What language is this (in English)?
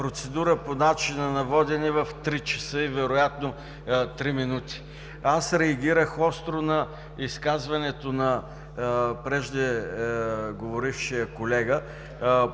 Bulgarian